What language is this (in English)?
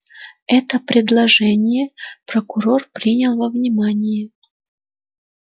Russian